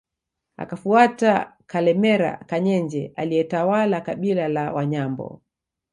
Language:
Swahili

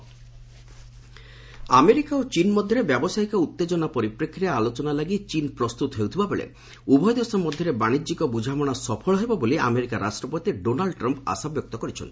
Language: Odia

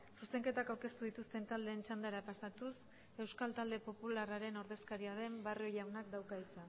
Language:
Basque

